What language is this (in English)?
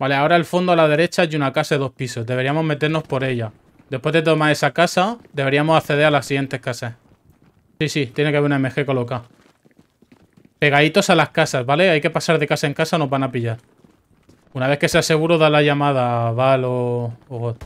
Spanish